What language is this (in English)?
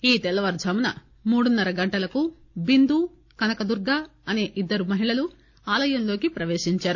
Telugu